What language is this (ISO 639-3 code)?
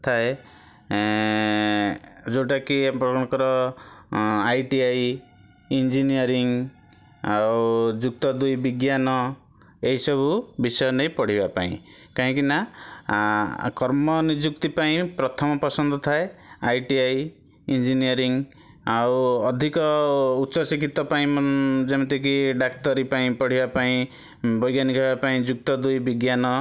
ori